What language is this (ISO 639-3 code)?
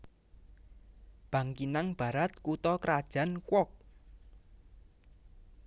jav